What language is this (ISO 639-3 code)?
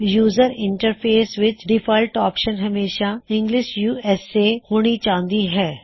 pan